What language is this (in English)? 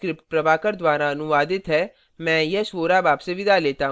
Hindi